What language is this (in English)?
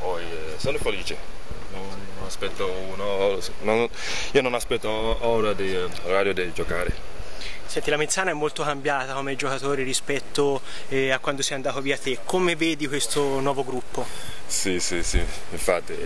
Italian